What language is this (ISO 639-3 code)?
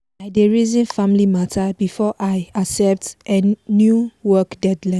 pcm